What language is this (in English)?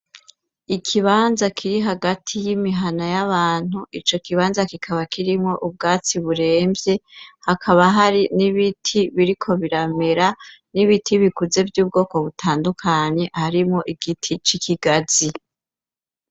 Rundi